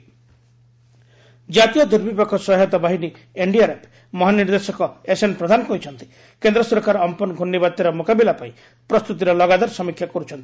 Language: Odia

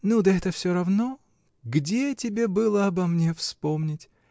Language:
Russian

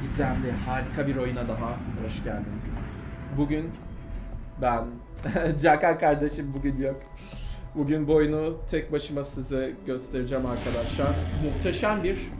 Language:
Turkish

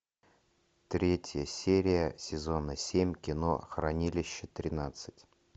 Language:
Russian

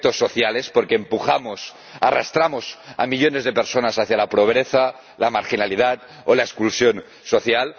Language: Spanish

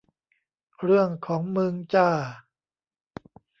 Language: Thai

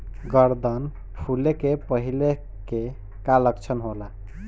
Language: Bhojpuri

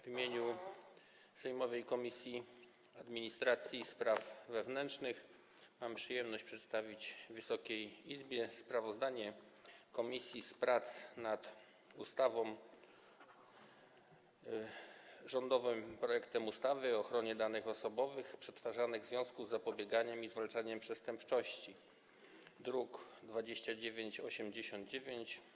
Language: Polish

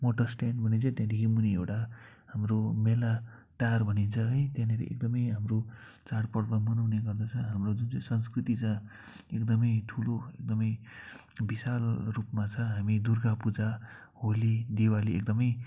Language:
Nepali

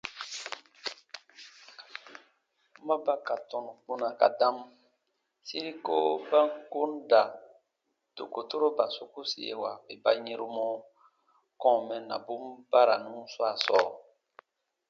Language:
Baatonum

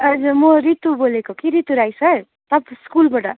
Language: Nepali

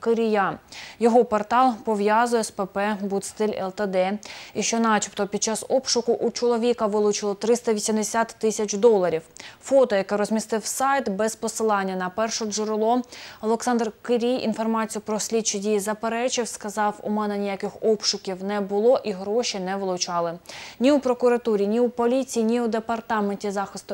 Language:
Ukrainian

